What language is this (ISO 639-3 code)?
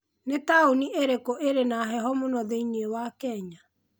kik